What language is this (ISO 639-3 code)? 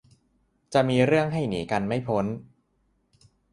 tha